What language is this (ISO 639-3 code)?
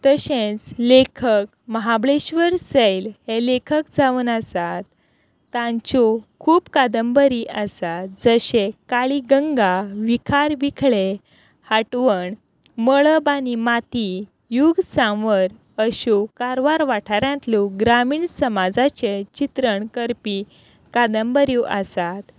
kok